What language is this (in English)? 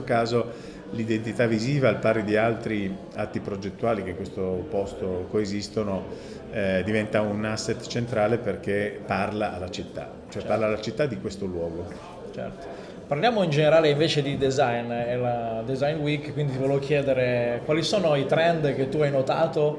Italian